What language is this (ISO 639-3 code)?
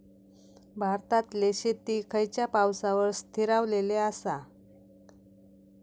mar